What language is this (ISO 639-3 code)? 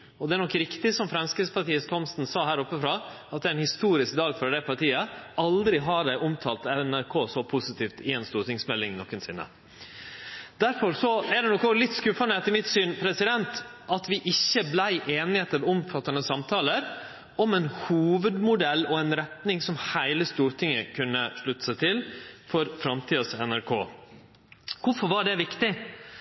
nno